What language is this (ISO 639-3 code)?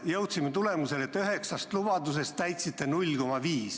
est